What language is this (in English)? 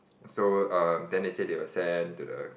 English